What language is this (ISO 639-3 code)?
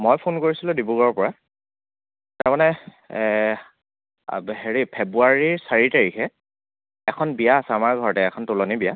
asm